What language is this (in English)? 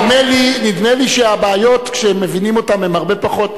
Hebrew